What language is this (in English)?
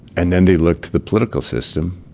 English